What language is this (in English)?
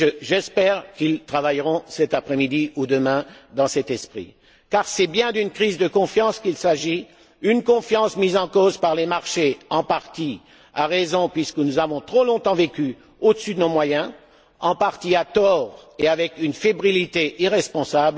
French